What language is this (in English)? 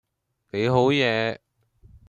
Cantonese